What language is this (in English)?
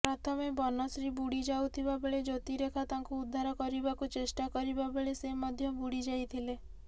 Odia